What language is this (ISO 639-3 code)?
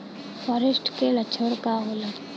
bho